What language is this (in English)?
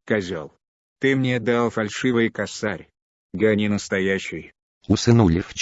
Russian